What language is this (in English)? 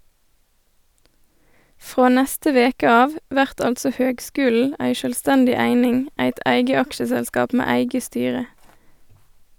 Norwegian